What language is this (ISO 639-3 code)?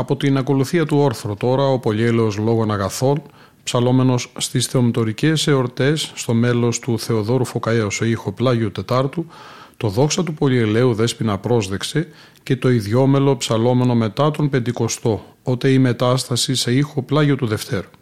ell